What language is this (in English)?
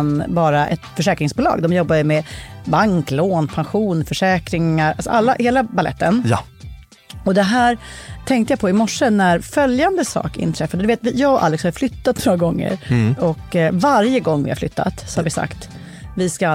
Swedish